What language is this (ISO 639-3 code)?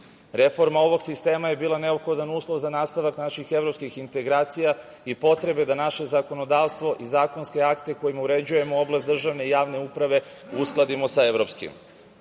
srp